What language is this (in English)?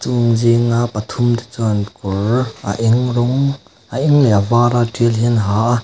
Mizo